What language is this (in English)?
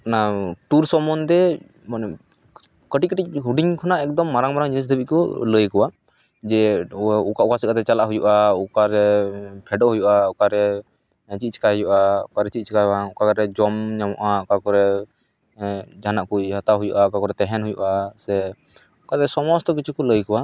Santali